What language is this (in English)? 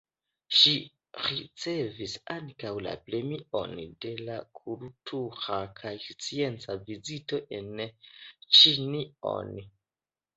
Esperanto